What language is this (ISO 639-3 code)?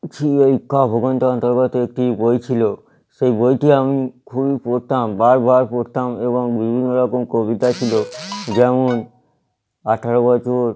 ben